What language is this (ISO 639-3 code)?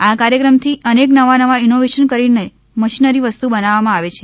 guj